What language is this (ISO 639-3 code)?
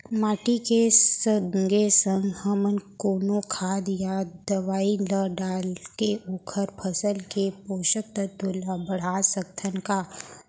hne